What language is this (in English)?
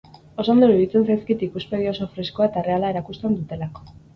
Basque